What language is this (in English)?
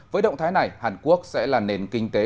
Vietnamese